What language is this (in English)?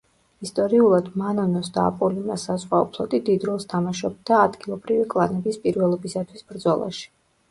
Georgian